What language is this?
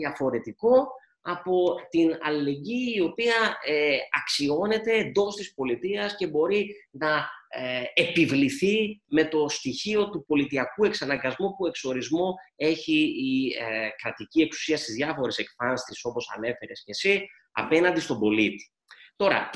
Greek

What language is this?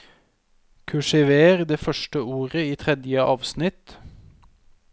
Norwegian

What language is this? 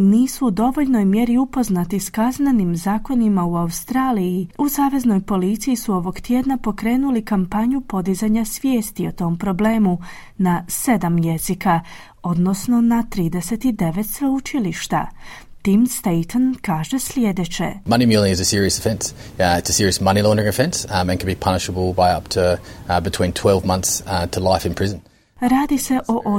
Croatian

